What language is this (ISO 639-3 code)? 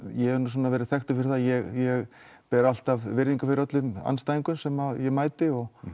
isl